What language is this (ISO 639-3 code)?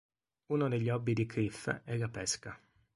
ita